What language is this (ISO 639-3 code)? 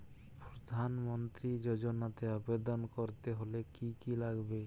ben